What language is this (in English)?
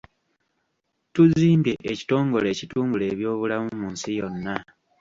Ganda